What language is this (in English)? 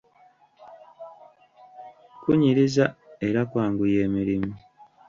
Ganda